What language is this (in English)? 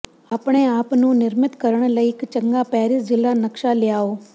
Punjabi